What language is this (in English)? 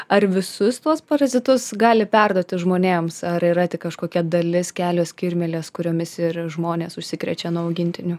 Lithuanian